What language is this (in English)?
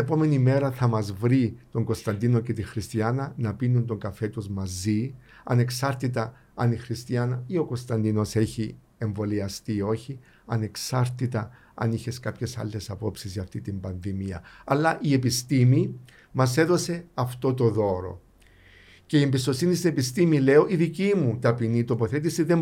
Greek